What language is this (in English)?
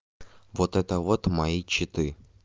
Russian